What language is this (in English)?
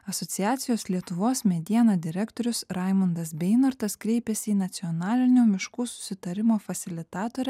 Lithuanian